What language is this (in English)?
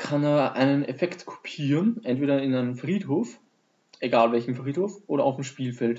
German